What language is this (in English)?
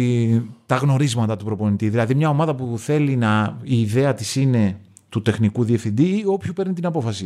Greek